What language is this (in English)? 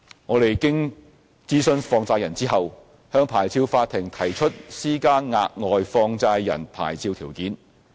Cantonese